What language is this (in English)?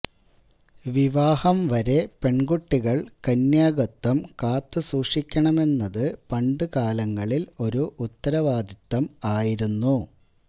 Malayalam